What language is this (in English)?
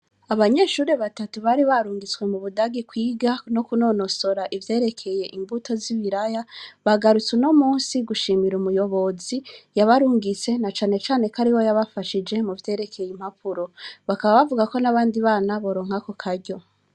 Rundi